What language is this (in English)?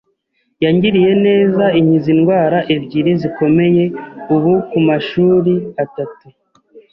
Kinyarwanda